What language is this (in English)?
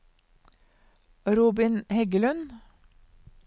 Norwegian